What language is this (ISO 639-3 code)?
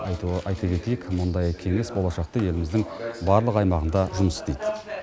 kaz